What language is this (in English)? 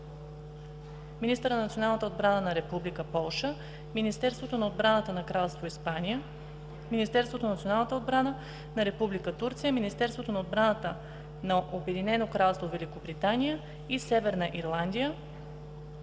Bulgarian